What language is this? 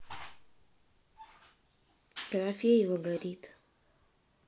Russian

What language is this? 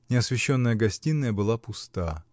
Russian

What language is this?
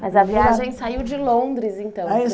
Portuguese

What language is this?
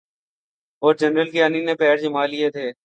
Urdu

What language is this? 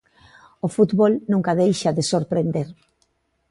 Galician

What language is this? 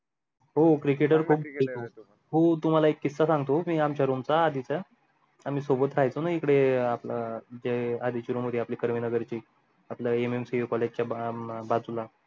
Marathi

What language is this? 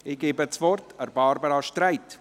Swiss German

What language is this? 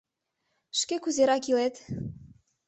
Mari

